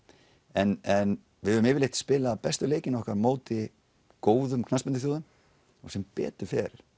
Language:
Icelandic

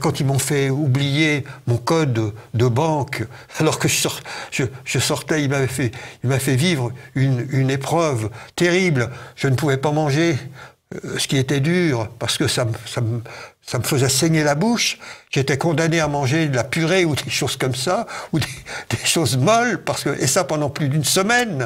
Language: French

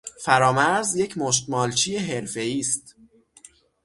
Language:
Persian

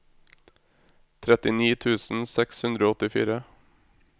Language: Norwegian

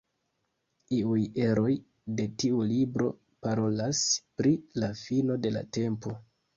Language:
Esperanto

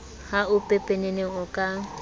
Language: Southern Sotho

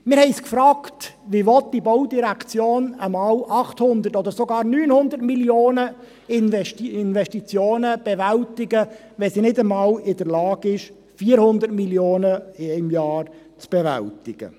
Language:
Swiss German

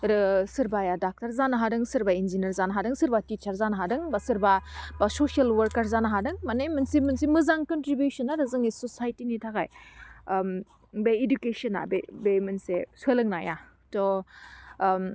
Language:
Bodo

